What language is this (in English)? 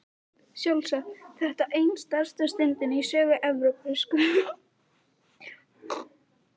Icelandic